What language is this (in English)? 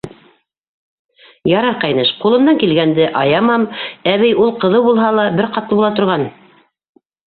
Bashkir